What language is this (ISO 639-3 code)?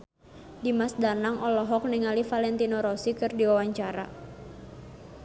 sun